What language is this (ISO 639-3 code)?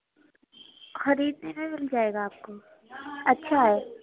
urd